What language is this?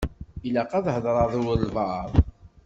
Kabyle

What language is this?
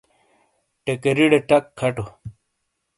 Shina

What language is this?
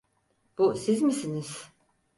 Turkish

